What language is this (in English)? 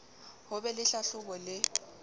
Southern Sotho